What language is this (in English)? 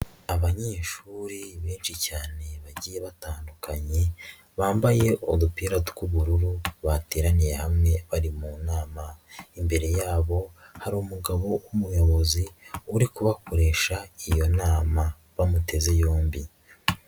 Kinyarwanda